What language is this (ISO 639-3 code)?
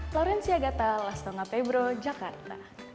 ind